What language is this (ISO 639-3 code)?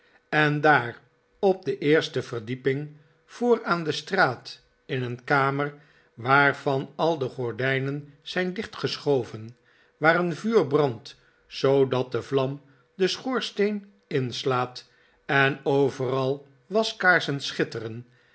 nld